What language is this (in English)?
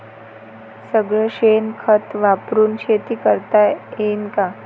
Marathi